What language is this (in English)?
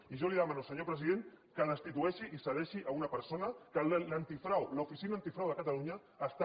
Catalan